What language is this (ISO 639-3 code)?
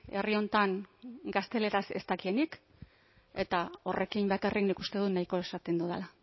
eus